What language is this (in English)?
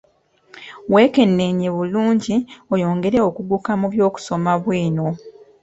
Ganda